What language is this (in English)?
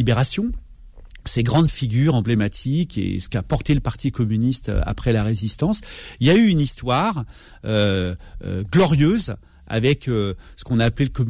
French